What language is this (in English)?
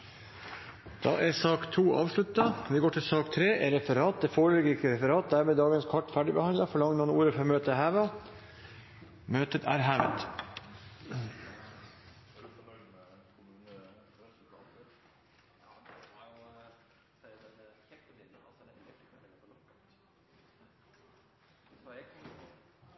Norwegian